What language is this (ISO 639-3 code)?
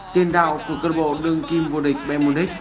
vie